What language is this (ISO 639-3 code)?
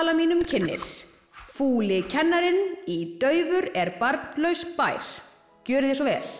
isl